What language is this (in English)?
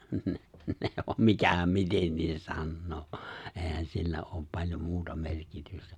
Finnish